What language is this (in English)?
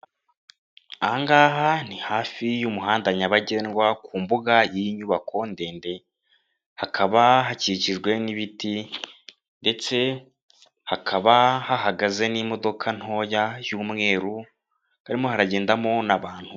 Kinyarwanda